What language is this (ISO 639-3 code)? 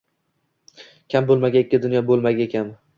uzb